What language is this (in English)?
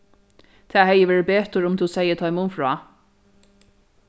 Faroese